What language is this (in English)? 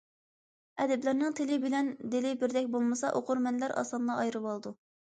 Uyghur